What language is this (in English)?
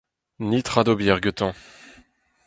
Breton